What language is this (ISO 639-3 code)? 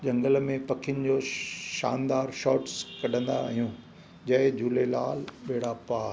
snd